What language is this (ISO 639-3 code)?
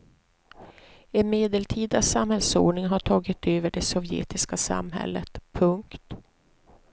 swe